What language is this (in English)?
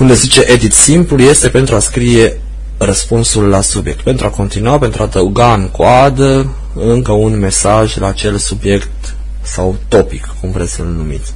Romanian